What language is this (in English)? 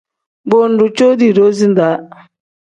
Tem